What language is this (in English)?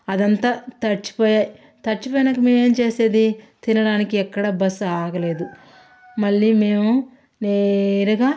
Telugu